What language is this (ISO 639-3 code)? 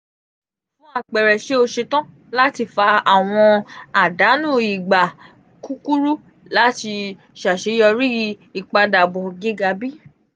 yor